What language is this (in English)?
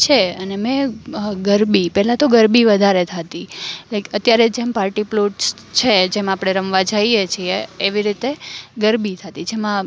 Gujarati